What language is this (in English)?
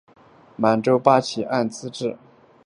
Chinese